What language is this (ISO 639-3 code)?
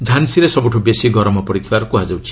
ori